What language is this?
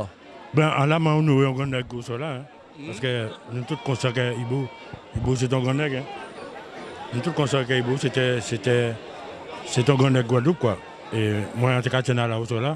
French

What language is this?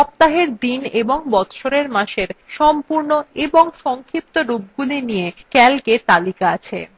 Bangla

